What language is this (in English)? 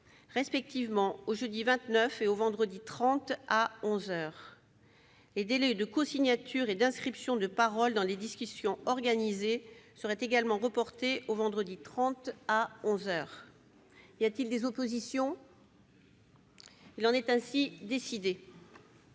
French